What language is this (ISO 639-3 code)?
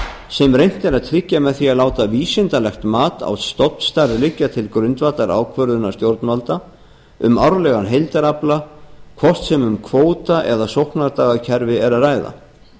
isl